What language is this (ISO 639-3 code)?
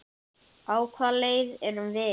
isl